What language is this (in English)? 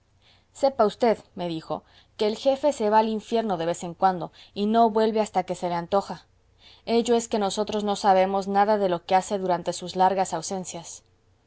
Spanish